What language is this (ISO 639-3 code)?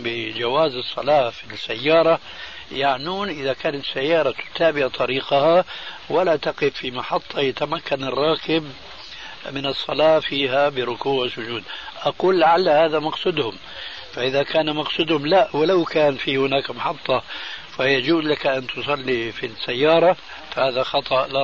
ara